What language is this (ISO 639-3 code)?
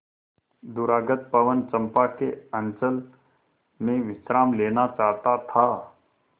hin